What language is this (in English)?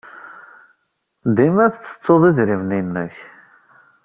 Kabyle